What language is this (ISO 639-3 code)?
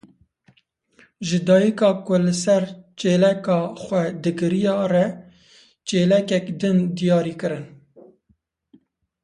kur